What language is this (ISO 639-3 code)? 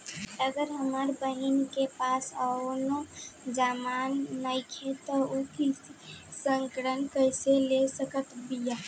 bho